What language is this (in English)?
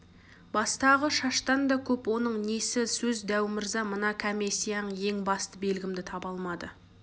Kazakh